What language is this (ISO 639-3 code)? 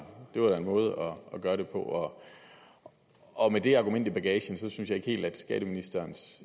dan